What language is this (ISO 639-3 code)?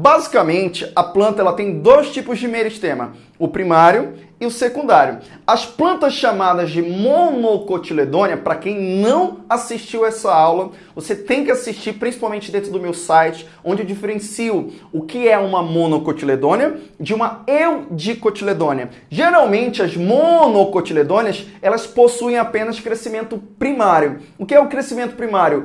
por